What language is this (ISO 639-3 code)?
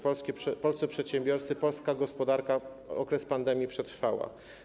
pol